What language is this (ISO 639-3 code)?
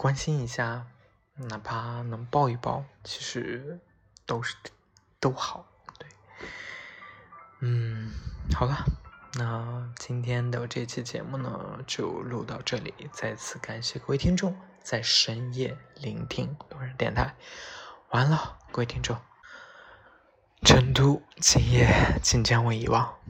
zho